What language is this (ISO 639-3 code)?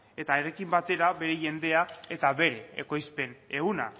eus